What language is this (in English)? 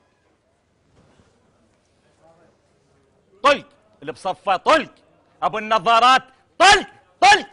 Arabic